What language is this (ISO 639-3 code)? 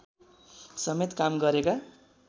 nep